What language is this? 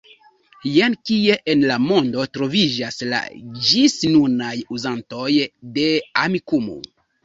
Esperanto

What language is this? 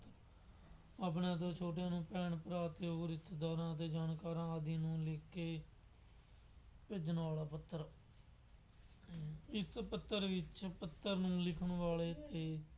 Punjabi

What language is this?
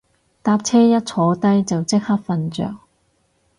Cantonese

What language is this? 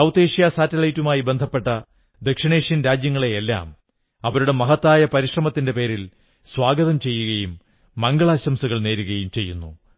Malayalam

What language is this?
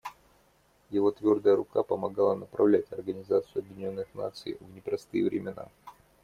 Russian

